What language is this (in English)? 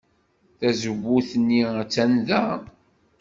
Kabyle